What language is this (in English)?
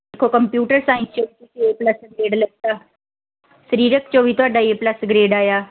Punjabi